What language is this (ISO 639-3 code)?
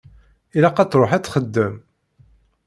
kab